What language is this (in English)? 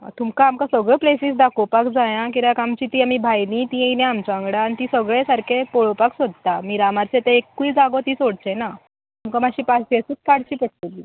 Konkani